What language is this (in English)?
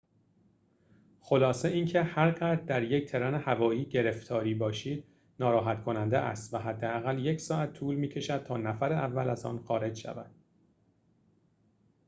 Persian